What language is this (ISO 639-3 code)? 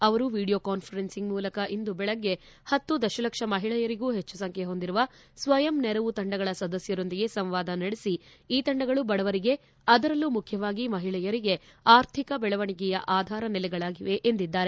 kan